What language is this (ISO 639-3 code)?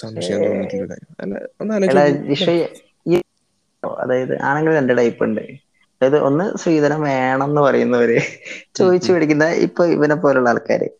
mal